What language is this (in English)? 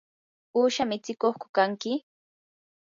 Yanahuanca Pasco Quechua